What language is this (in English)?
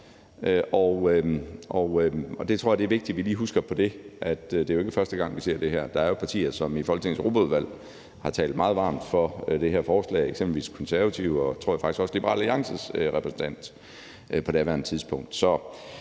Danish